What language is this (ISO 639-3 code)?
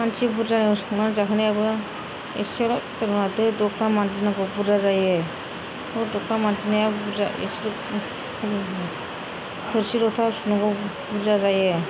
brx